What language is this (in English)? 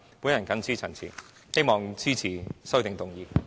Cantonese